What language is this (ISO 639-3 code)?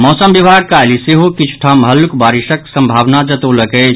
mai